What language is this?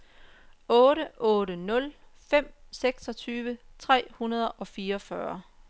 Danish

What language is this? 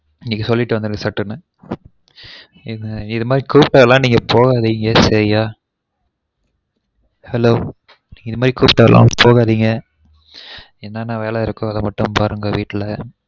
Tamil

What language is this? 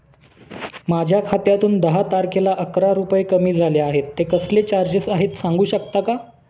Marathi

